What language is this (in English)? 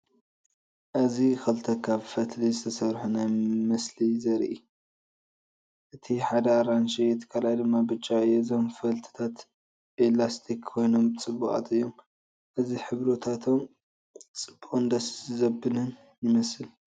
Tigrinya